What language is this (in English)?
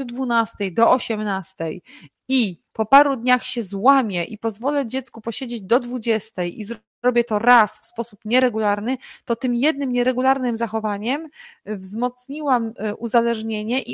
Polish